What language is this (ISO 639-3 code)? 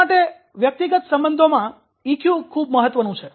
guj